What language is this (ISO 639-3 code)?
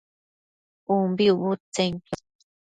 mcf